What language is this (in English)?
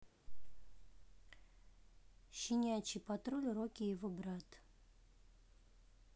Russian